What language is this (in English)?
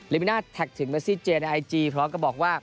Thai